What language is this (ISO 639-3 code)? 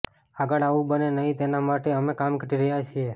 guj